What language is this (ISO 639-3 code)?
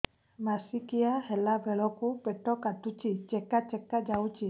ori